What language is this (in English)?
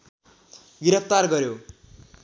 Nepali